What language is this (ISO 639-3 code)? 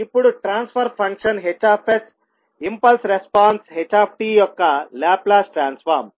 tel